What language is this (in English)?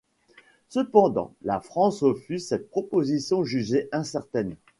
French